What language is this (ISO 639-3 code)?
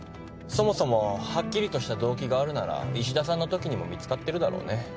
jpn